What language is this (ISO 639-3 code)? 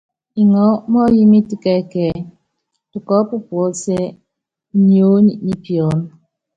yav